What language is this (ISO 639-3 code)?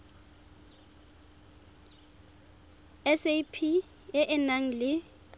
tsn